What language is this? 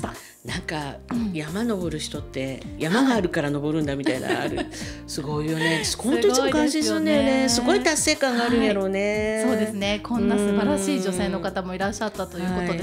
Japanese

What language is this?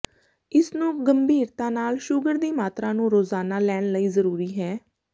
Punjabi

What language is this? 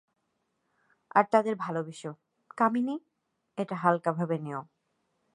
Bangla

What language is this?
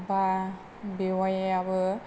Bodo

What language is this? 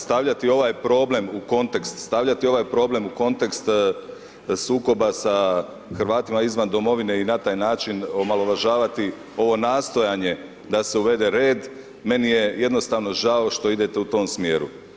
Croatian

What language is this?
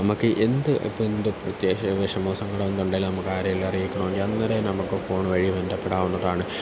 Malayalam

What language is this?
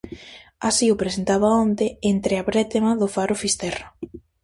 Galician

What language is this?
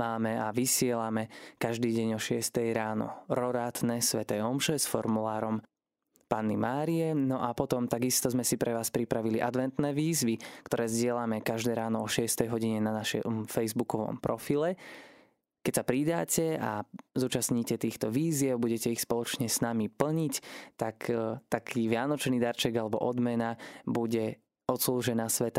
Slovak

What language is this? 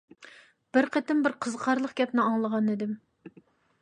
Uyghur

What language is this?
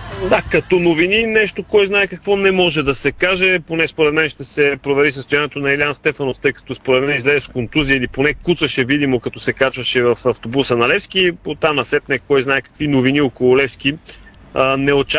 Bulgarian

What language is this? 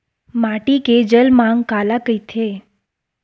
Chhattisgarhi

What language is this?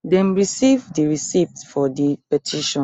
Nigerian Pidgin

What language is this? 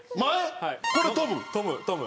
Japanese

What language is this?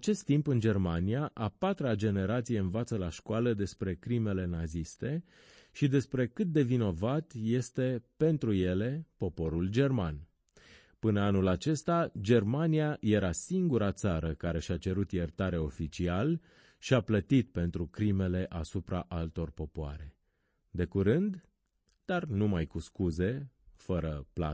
Romanian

